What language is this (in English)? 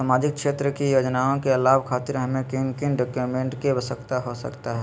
Magahi